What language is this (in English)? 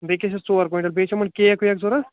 Kashmiri